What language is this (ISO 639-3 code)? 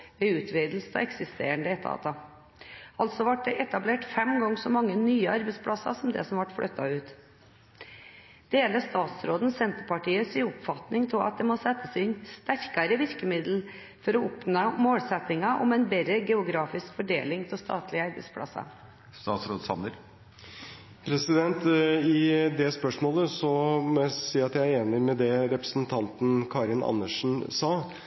nob